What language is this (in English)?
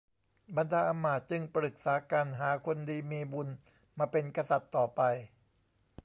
Thai